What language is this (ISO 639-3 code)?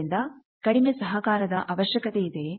kan